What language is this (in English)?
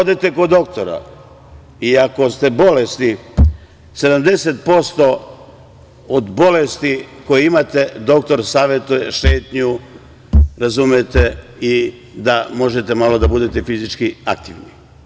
Serbian